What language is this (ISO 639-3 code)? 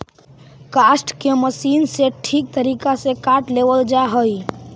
mag